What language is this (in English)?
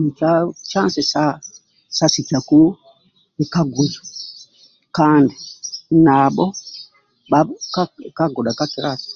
Amba (Uganda)